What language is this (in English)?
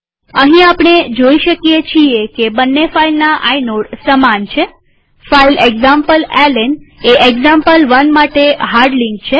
Gujarati